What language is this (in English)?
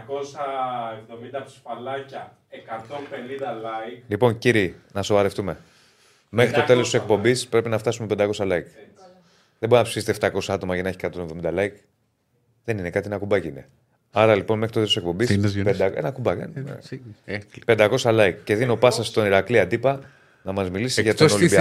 Greek